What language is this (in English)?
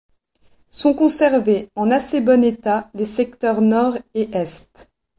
French